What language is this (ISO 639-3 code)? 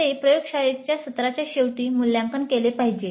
mar